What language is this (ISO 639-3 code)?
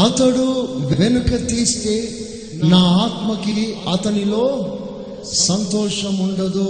tel